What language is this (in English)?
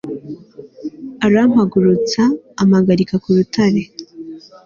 Kinyarwanda